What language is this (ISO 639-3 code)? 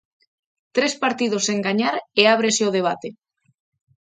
glg